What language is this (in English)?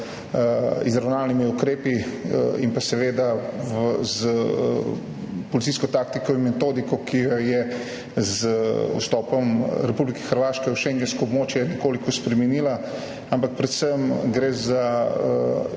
Slovenian